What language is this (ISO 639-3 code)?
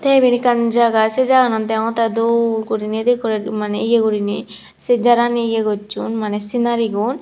ccp